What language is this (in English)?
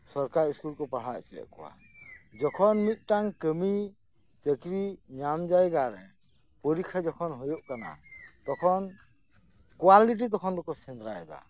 Santali